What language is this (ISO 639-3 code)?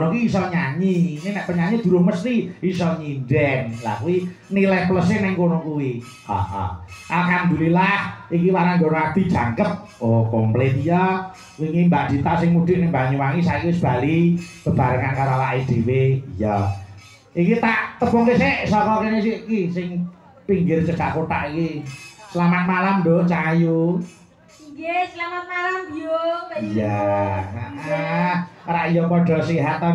ind